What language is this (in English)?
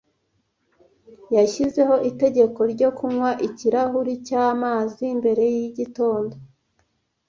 Kinyarwanda